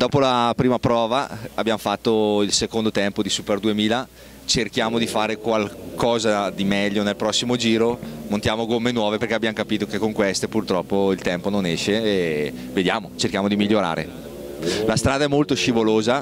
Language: Italian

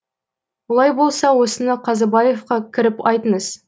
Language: Kazakh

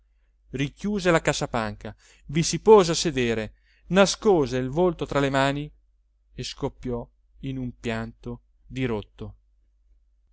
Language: Italian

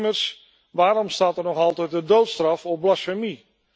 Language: Dutch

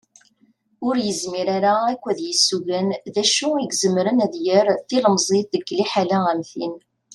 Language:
Kabyle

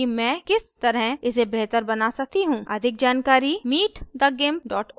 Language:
Hindi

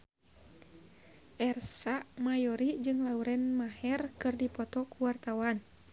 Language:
Sundanese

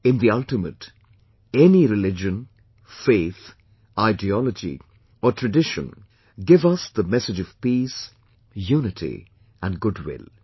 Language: English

